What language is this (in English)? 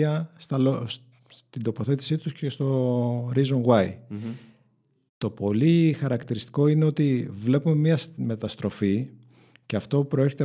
Greek